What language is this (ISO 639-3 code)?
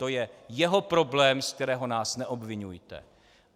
ces